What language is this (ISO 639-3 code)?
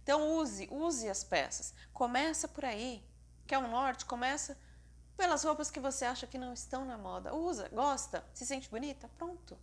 por